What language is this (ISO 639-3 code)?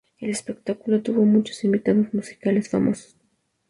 spa